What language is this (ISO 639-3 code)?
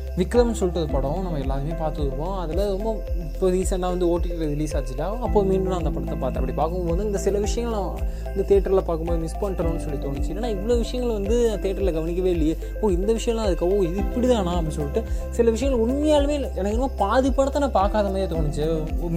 tam